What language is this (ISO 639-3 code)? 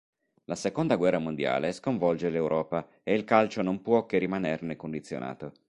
ita